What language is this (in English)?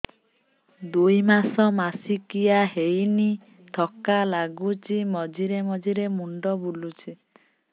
Odia